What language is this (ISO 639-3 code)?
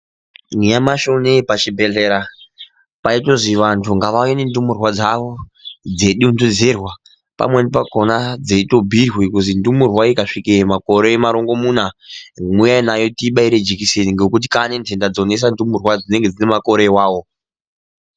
ndc